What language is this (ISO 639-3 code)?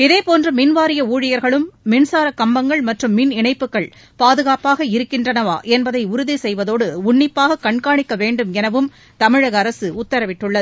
tam